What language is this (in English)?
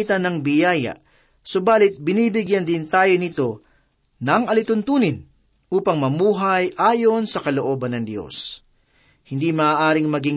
Filipino